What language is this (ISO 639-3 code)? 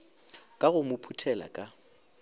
nso